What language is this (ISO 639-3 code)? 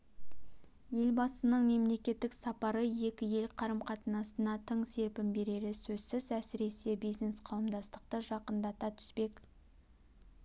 kaz